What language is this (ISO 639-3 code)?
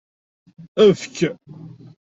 kab